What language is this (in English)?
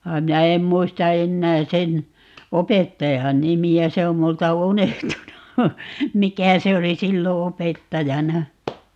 Finnish